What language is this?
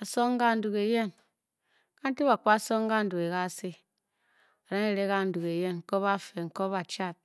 Bokyi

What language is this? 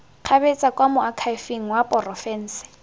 Tswana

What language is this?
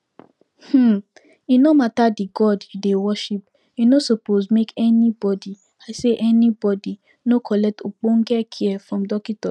Nigerian Pidgin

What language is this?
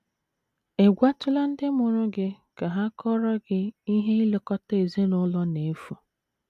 Igbo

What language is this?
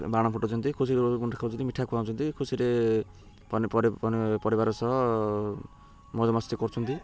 Odia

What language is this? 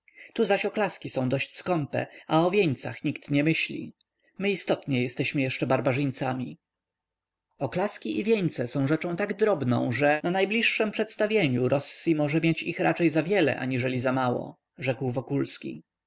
Polish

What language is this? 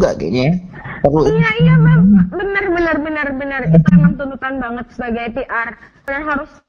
Indonesian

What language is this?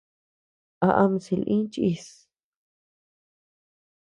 Tepeuxila Cuicatec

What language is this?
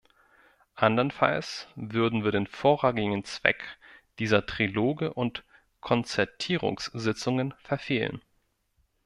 German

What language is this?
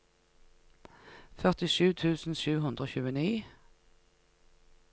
Norwegian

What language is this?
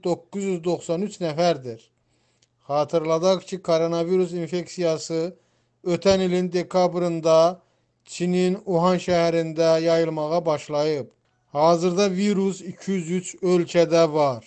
Turkish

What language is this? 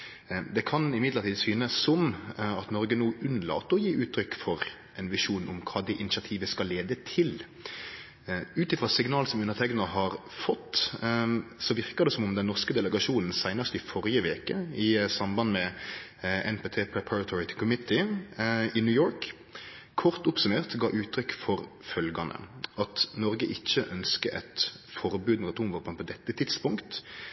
Norwegian Nynorsk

